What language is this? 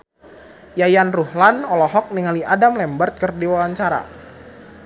Sundanese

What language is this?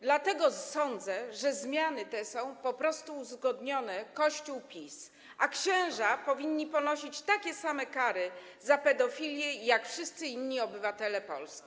Polish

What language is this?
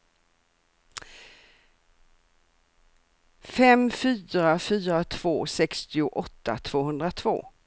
Swedish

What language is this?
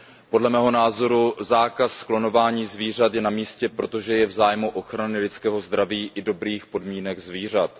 Czech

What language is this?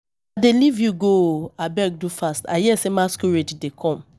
Nigerian Pidgin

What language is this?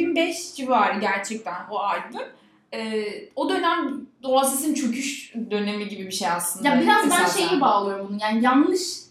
Turkish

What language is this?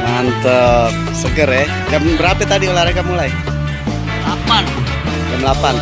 Indonesian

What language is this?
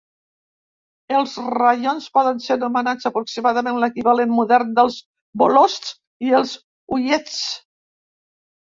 Catalan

